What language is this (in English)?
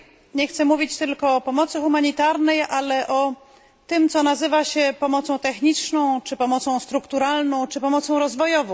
Polish